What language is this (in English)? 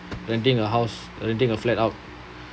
English